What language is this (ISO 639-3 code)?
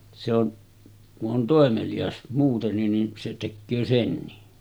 fin